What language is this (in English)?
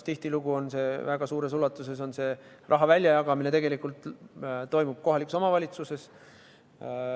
Estonian